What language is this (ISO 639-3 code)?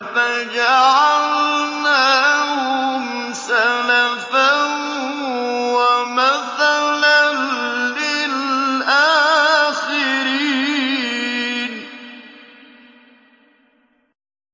ara